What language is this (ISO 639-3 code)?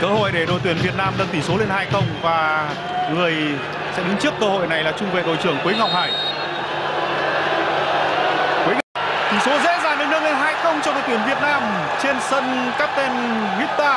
vie